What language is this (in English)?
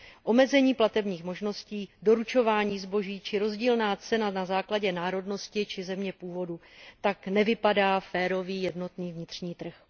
Czech